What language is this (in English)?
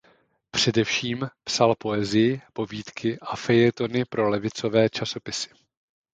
Czech